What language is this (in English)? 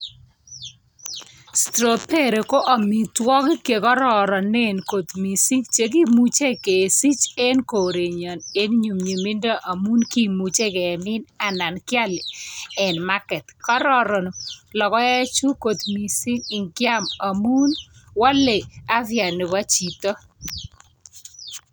Kalenjin